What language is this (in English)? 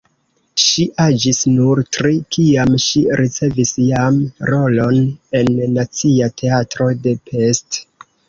Esperanto